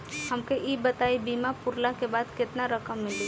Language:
Bhojpuri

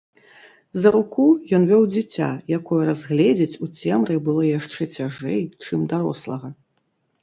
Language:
Belarusian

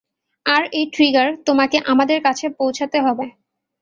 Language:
Bangla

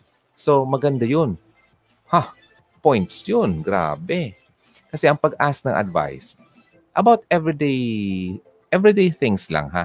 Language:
Filipino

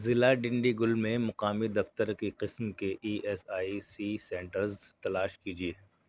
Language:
Urdu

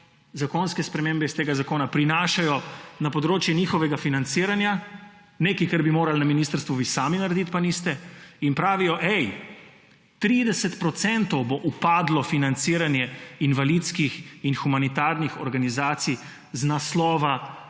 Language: Slovenian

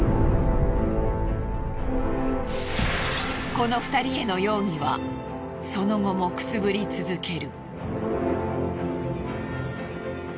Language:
Japanese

